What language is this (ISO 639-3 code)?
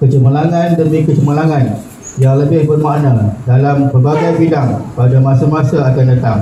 msa